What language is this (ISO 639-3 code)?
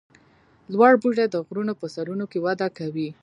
pus